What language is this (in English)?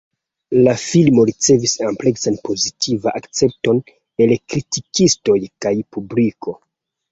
Esperanto